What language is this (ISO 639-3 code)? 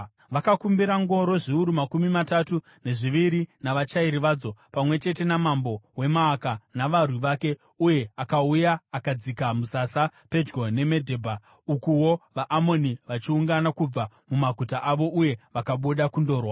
sna